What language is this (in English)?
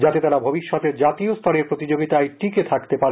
Bangla